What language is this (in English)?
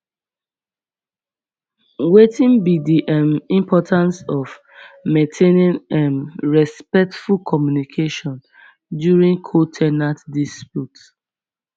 Nigerian Pidgin